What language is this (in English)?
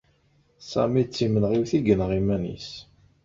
Kabyle